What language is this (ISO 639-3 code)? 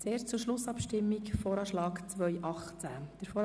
gsw